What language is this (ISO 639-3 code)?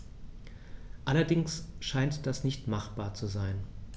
deu